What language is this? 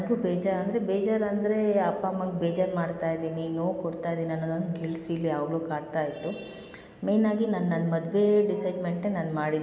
Kannada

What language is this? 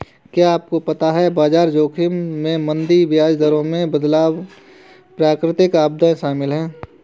Hindi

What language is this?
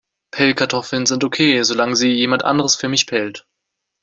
German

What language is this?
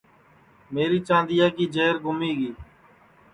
Sansi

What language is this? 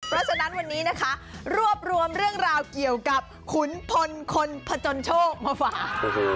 Thai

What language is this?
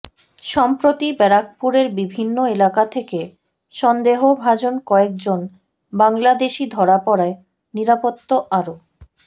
Bangla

